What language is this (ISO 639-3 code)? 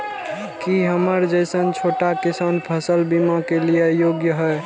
mai